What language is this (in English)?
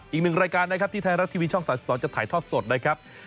Thai